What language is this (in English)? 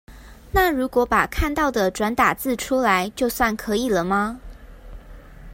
Chinese